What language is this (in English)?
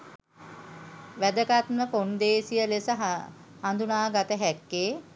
Sinhala